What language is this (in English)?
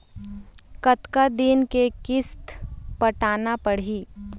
Chhattisgarhi